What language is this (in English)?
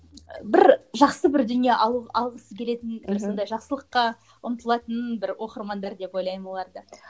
Kazakh